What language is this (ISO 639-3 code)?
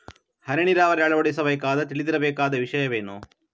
kan